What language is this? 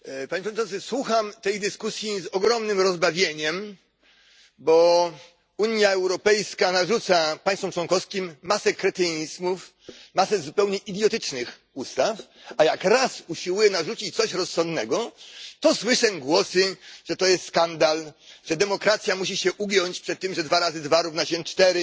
Polish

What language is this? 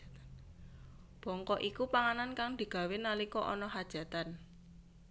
Javanese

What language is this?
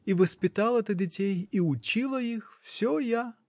Russian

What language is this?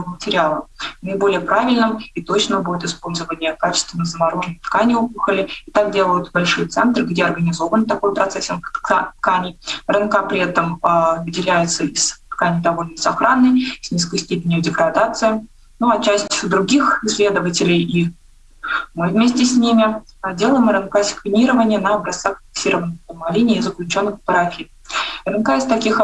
Russian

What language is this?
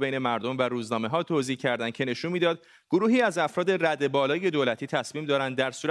Persian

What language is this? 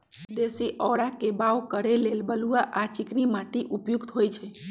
Magahi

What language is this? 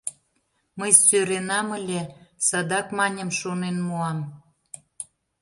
Mari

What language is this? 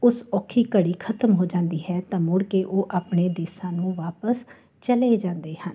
Punjabi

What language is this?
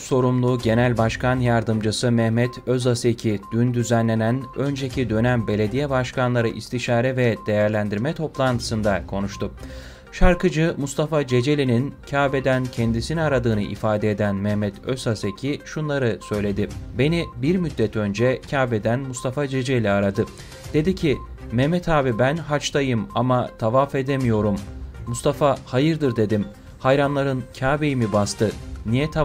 Turkish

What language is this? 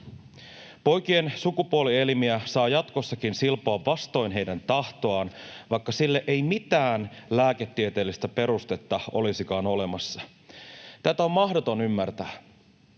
Finnish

